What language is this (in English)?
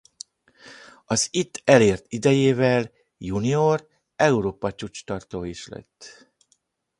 Hungarian